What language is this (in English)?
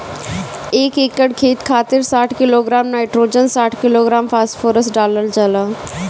Bhojpuri